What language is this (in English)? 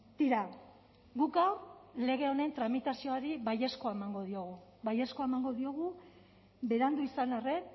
Basque